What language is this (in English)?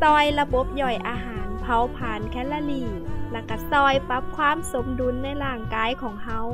Thai